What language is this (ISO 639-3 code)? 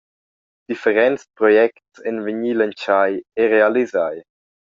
roh